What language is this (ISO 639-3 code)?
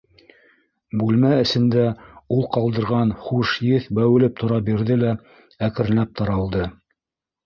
bak